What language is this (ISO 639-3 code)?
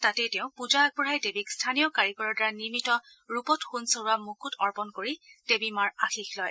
asm